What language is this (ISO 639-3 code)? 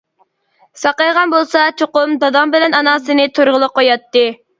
uig